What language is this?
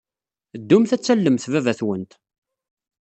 Kabyle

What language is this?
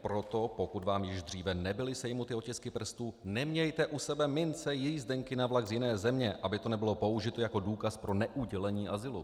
Czech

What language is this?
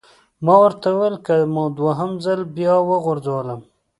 Pashto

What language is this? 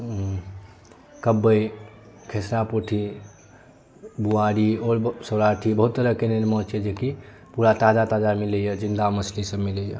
Maithili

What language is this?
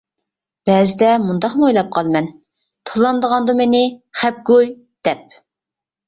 Uyghur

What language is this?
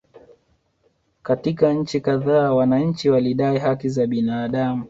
Swahili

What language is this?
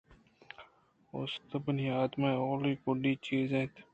Eastern Balochi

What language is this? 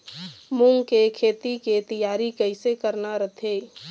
Chhattisgarhi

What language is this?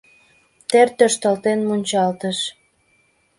Mari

